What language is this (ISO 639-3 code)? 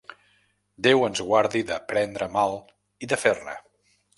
cat